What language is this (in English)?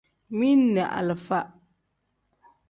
Tem